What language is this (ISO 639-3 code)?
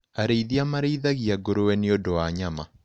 kik